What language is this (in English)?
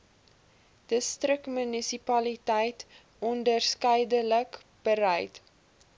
Afrikaans